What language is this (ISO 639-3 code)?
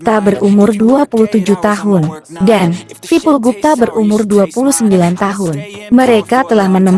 ind